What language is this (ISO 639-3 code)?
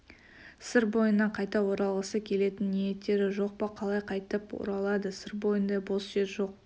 kaz